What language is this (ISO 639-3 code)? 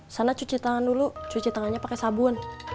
ind